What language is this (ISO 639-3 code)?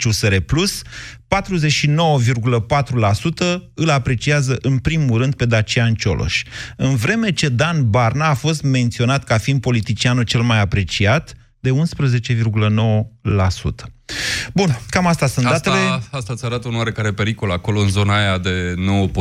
ron